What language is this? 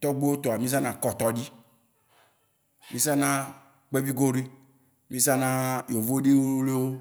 Waci Gbe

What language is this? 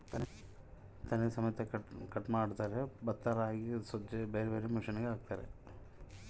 Kannada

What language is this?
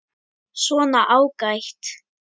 Icelandic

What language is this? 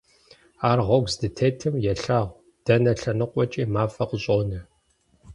Kabardian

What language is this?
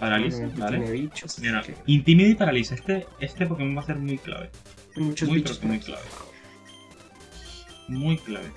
Spanish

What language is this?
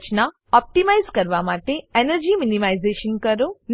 Gujarati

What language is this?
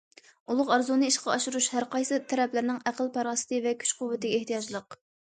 Uyghur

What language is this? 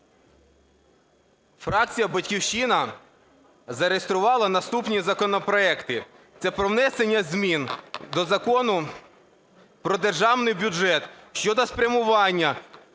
Ukrainian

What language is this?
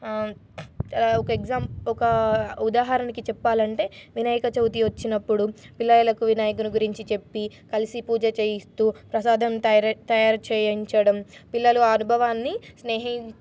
Telugu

